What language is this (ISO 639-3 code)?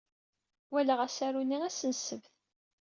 kab